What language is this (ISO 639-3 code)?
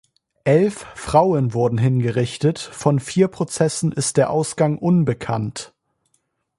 deu